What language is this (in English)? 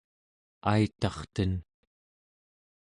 Central Yupik